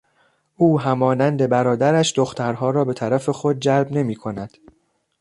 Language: Persian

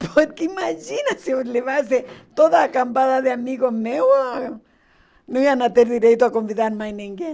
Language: Portuguese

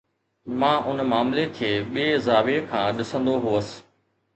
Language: Sindhi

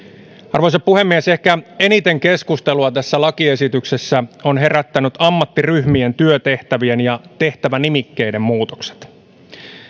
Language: Finnish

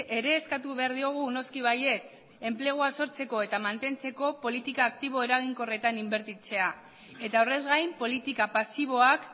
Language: Basque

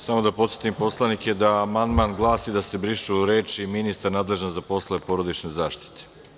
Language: Serbian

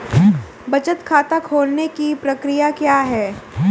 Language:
Hindi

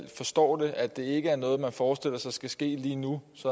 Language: Danish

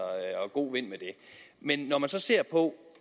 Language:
Danish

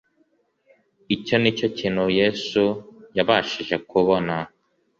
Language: Kinyarwanda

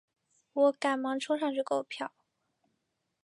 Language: Chinese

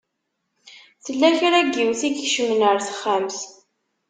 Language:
Kabyle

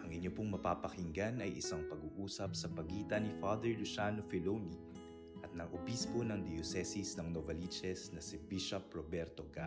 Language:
Filipino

